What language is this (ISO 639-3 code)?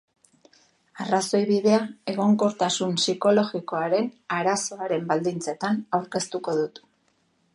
eus